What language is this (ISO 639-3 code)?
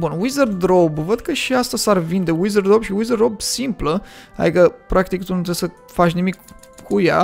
ron